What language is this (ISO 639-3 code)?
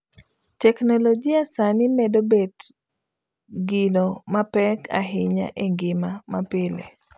luo